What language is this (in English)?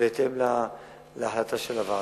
Hebrew